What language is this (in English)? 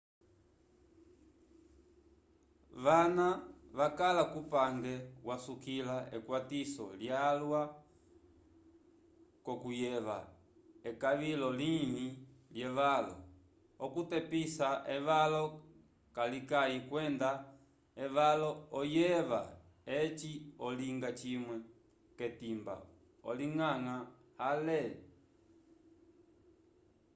Umbundu